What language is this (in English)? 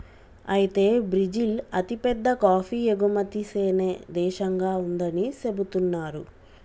Telugu